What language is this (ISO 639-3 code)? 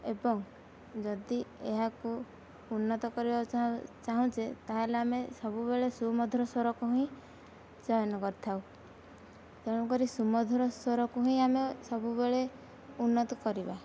ori